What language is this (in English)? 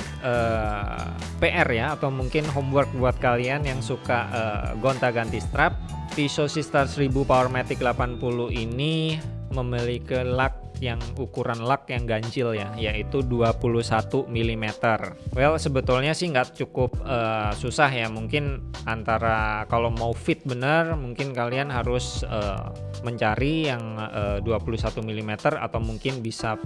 Indonesian